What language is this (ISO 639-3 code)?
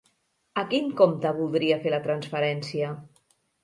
cat